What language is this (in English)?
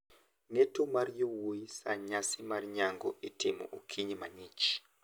Luo (Kenya and Tanzania)